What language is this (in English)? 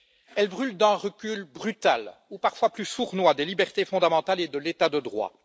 French